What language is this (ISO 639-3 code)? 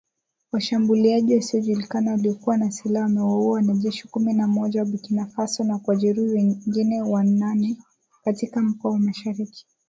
swa